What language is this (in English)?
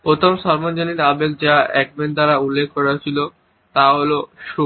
Bangla